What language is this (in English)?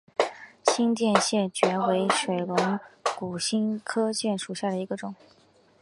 Chinese